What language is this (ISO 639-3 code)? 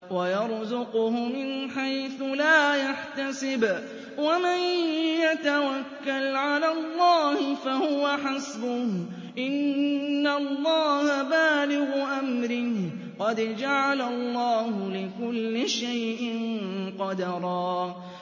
ara